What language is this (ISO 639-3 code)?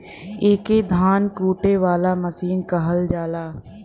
bho